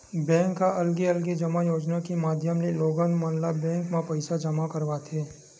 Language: Chhattisgarhi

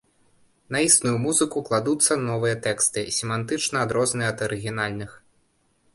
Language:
Belarusian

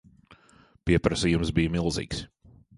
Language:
Latvian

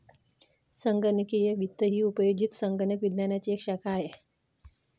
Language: Marathi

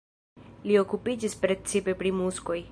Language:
Esperanto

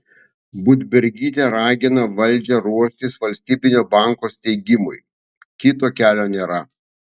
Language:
Lithuanian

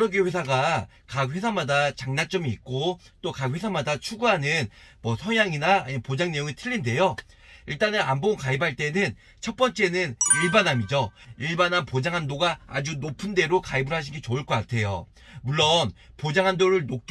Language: Korean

